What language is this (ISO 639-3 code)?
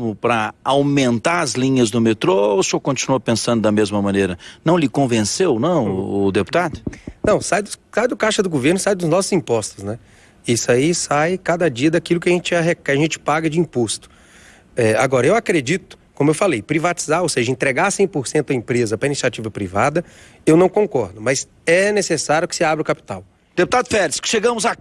por